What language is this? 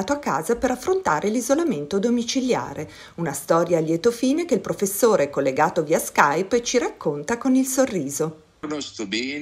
Italian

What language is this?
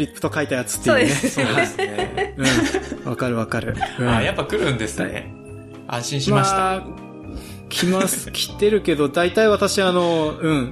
Japanese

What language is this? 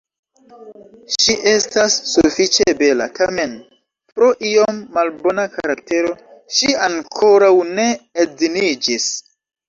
Esperanto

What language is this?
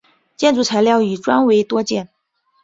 Chinese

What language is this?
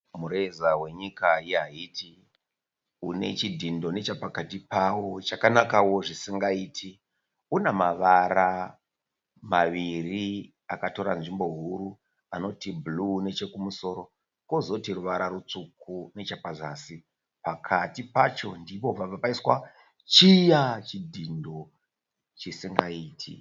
Shona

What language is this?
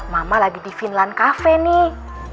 Indonesian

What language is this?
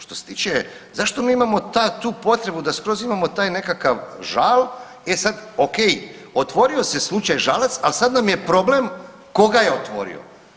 Croatian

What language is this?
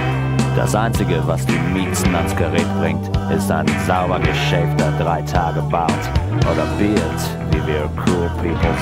Czech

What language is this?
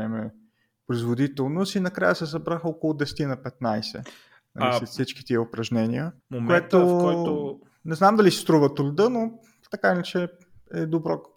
Bulgarian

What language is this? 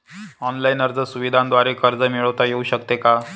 Marathi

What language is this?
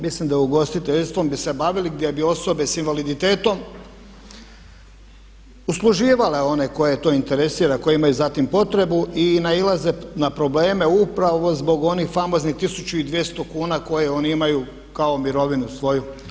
Croatian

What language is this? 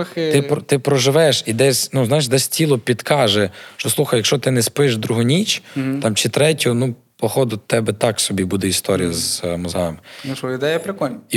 Ukrainian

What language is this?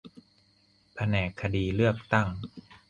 Thai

